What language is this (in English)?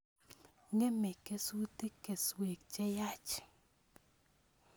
Kalenjin